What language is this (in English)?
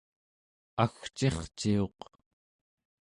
Central Yupik